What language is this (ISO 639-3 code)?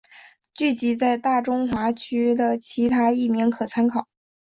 zho